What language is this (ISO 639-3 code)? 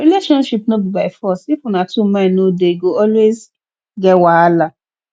pcm